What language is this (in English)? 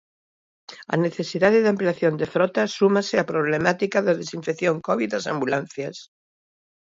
Galician